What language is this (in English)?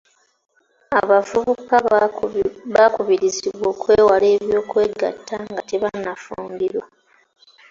Ganda